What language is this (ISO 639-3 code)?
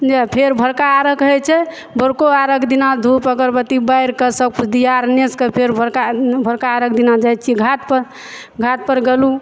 mai